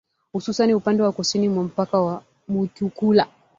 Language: Swahili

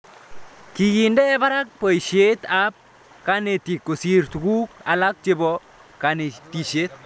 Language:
Kalenjin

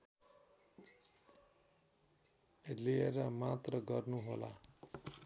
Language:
Nepali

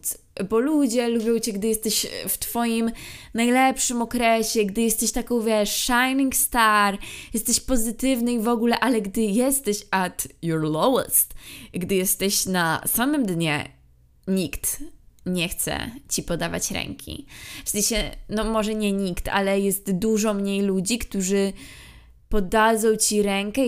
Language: Polish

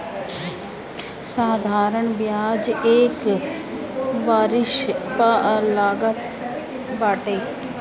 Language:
Bhojpuri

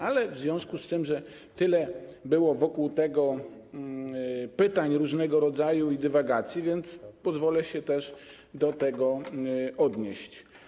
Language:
Polish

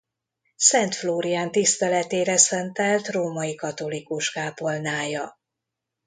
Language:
Hungarian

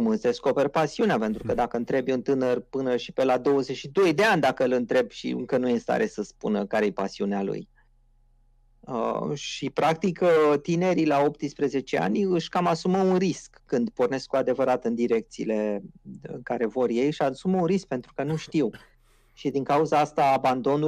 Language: Romanian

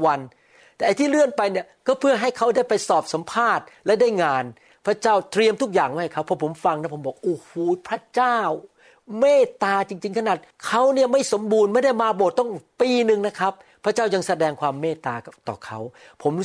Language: Thai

